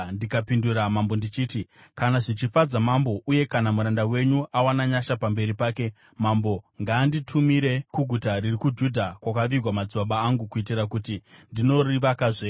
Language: Shona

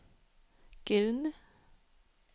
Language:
Danish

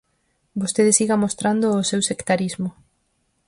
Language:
Galician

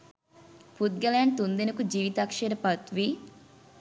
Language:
Sinhala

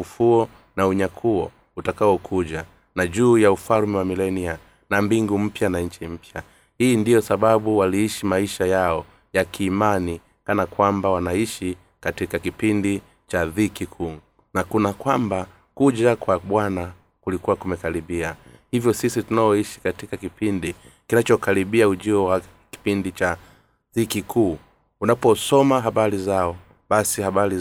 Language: Swahili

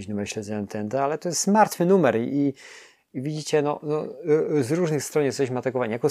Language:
Polish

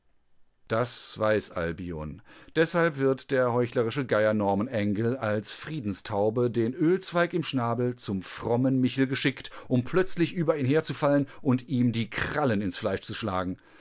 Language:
German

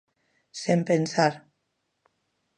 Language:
Galician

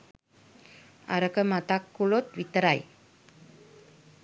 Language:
Sinhala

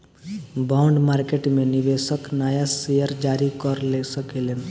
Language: Bhojpuri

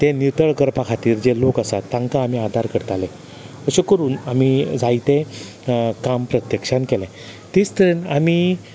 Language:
Konkani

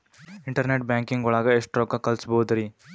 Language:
Kannada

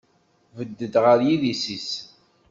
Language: Kabyle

